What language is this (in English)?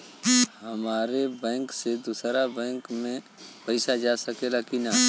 Bhojpuri